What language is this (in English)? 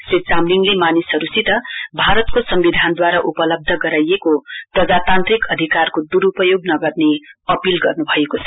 Nepali